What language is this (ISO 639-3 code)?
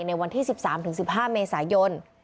tha